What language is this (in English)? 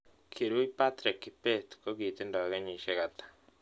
Kalenjin